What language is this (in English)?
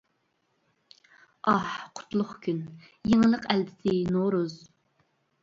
Uyghur